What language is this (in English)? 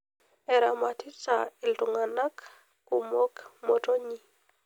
Masai